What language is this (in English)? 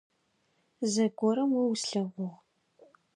Adyghe